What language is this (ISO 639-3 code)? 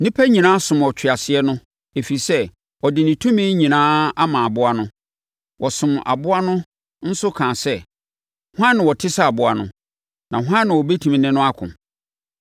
aka